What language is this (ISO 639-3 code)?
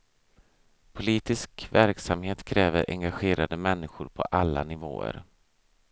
swe